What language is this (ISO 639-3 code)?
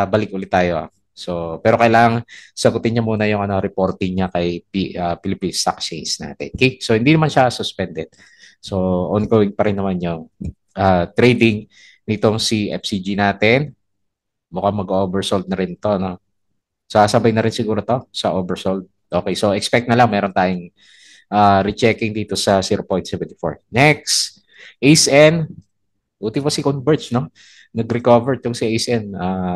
fil